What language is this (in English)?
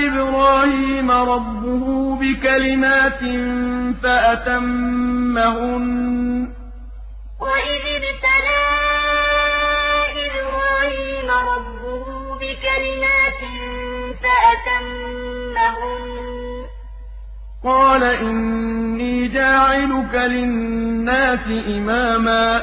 Arabic